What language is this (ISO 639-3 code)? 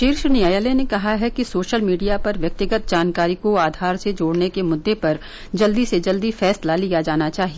hin